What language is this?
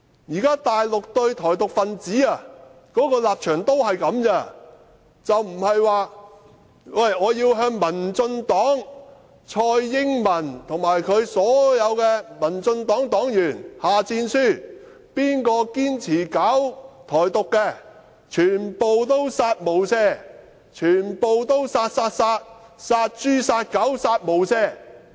Cantonese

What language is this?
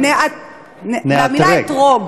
Hebrew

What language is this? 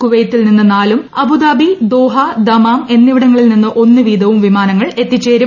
Malayalam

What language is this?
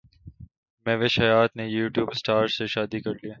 Urdu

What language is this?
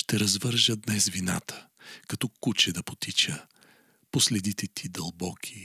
Bulgarian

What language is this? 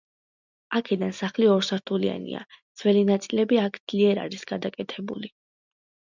Georgian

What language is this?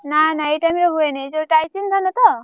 Odia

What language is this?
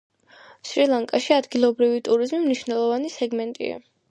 Georgian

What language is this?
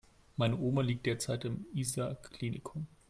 German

